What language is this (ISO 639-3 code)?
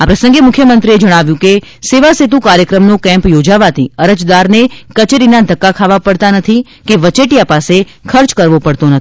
guj